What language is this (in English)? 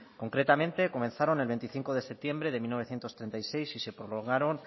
Spanish